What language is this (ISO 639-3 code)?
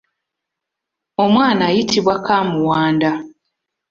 lug